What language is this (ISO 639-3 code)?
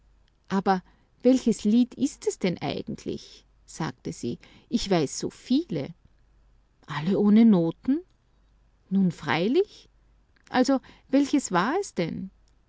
deu